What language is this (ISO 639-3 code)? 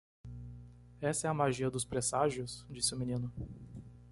por